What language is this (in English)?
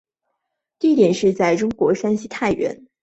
Chinese